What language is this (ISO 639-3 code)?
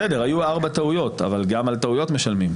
heb